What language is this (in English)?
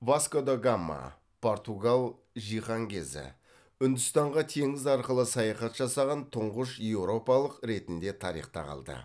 Kazakh